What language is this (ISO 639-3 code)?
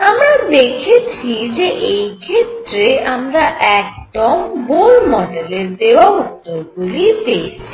ben